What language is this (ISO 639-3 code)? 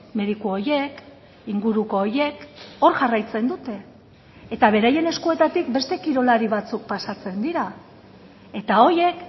eus